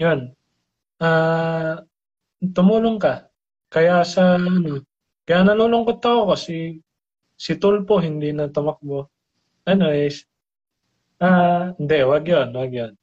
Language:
Filipino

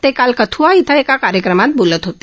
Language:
Marathi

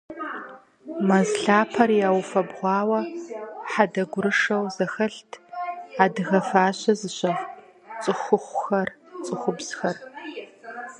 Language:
Kabardian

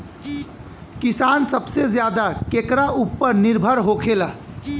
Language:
Bhojpuri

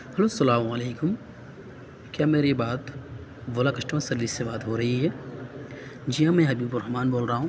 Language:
Urdu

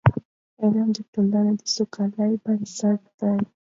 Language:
Pashto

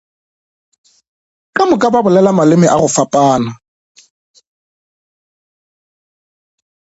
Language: Northern Sotho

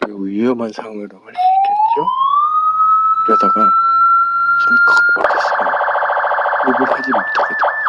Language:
Korean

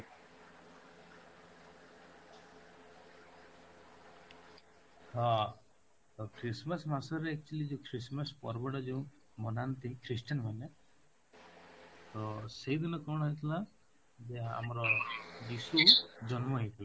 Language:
Odia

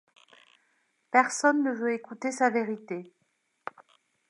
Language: French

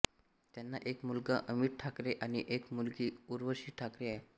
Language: Marathi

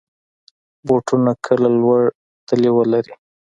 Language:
Pashto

